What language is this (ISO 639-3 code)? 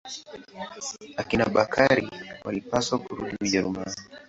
swa